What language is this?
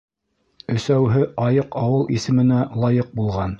Bashkir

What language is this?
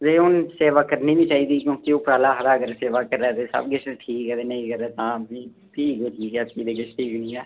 Dogri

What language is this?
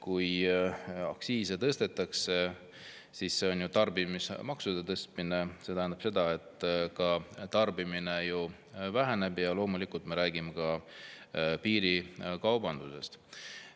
Estonian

